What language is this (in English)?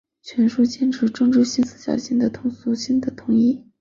Chinese